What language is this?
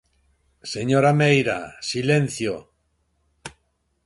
Galician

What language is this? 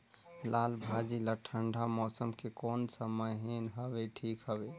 Chhattisgarhi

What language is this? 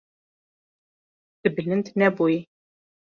Kurdish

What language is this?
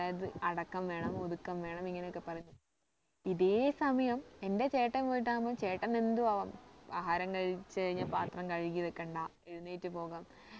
Malayalam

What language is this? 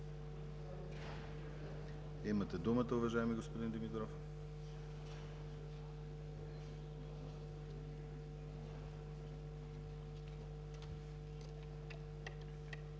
Bulgarian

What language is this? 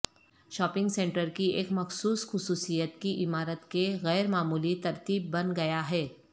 Urdu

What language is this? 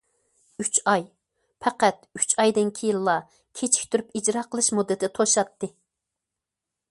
Uyghur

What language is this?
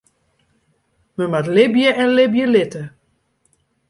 Western Frisian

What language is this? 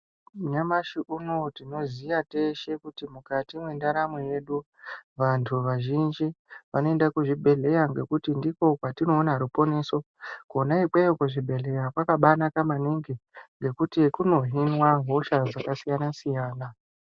Ndau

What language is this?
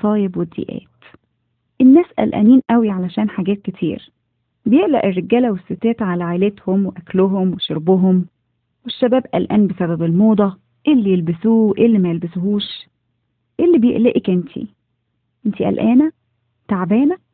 Arabic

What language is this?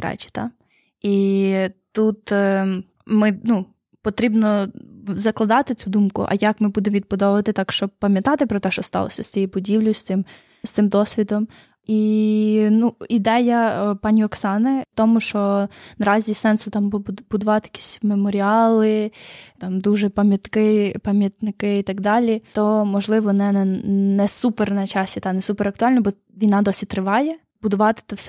Ukrainian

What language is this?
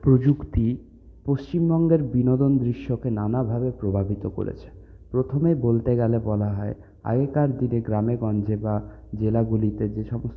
Bangla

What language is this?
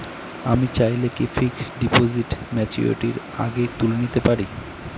Bangla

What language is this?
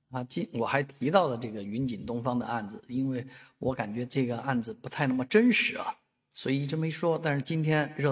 Chinese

